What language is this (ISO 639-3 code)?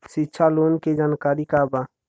bho